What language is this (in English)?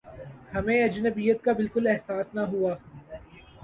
Urdu